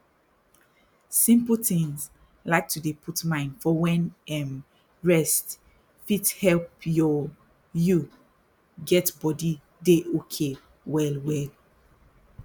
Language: Nigerian Pidgin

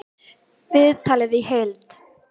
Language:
Icelandic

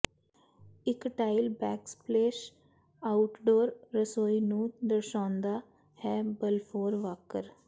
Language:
Punjabi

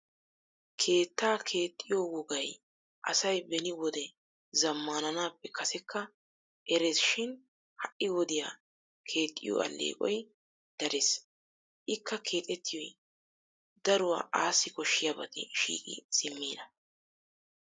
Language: Wolaytta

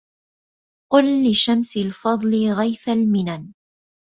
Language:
Arabic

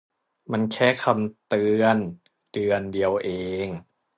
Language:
Thai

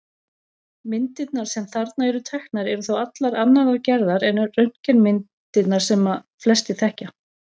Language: Icelandic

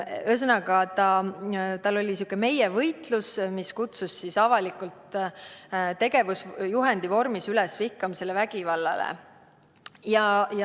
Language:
Estonian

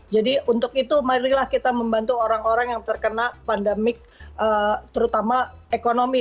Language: Indonesian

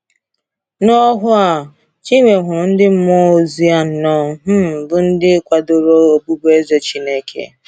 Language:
Igbo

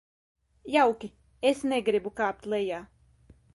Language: Latvian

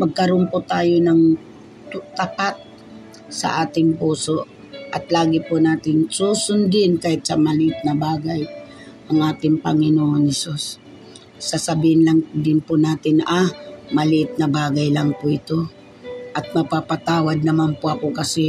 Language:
Filipino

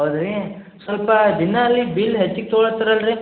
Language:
Kannada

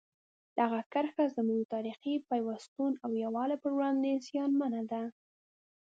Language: Pashto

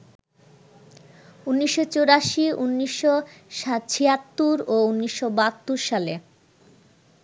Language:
Bangla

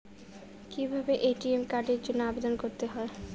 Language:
Bangla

